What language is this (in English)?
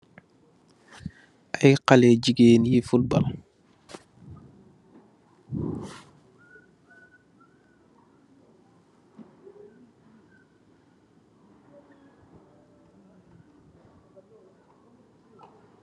Wolof